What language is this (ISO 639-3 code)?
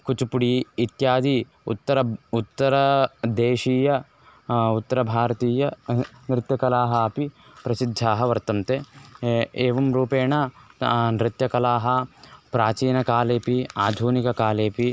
san